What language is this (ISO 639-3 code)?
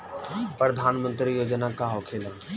bho